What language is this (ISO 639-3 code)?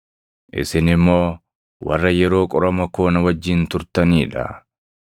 orm